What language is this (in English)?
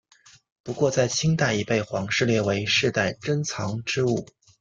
Chinese